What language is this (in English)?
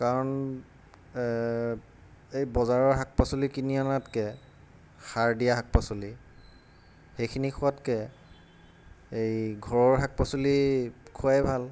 Assamese